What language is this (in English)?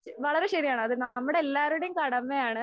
Malayalam